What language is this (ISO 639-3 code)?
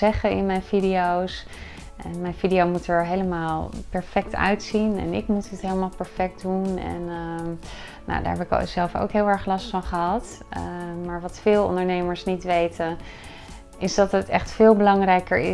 nld